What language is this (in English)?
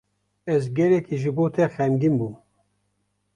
Kurdish